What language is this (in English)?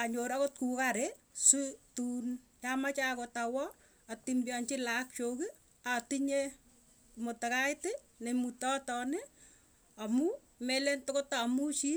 Tugen